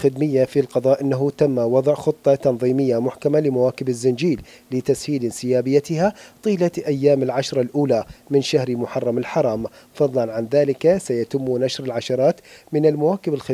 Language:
Arabic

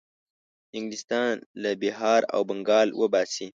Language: Pashto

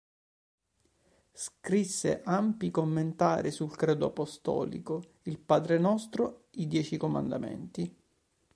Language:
Italian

